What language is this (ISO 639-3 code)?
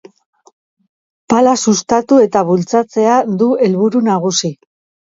eus